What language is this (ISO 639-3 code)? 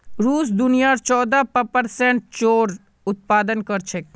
mag